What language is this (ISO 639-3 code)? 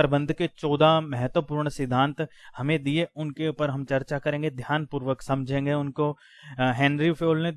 hin